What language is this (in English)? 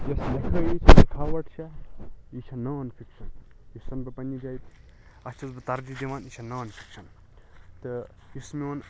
Kashmiri